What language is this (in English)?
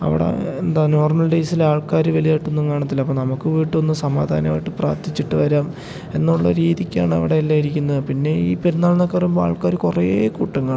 Malayalam